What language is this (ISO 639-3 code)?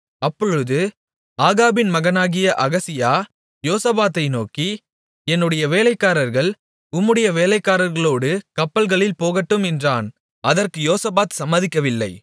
tam